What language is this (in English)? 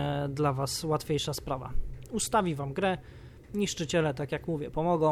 Polish